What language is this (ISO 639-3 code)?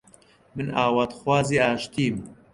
ckb